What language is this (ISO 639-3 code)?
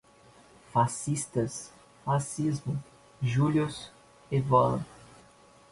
por